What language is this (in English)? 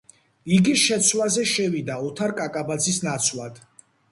Georgian